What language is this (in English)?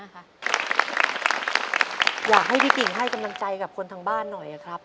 Thai